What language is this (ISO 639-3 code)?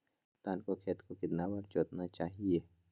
mag